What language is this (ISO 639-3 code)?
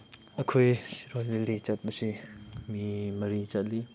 mni